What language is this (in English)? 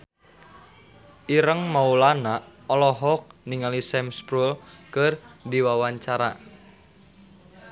Sundanese